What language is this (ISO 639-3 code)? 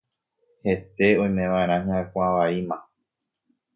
grn